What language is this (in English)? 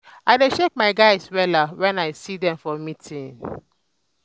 Nigerian Pidgin